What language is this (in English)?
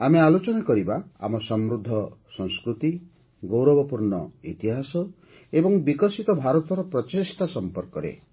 Odia